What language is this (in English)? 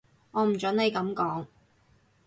Cantonese